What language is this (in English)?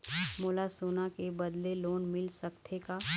Chhattisgarhi